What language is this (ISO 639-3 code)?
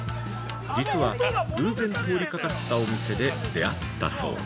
jpn